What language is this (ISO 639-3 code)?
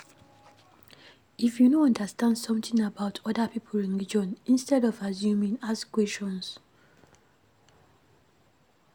pcm